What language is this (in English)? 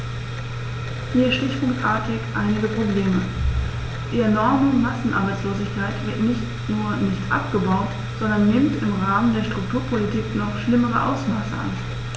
German